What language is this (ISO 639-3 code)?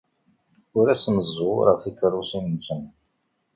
kab